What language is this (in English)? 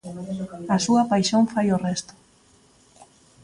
Galician